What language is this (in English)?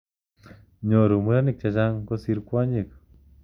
Kalenjin